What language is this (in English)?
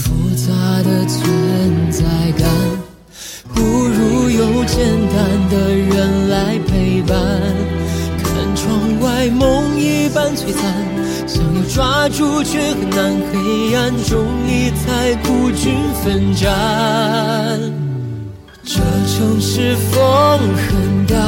Chinese